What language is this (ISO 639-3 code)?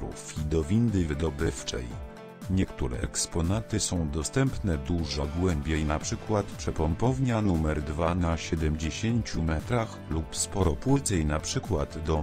pol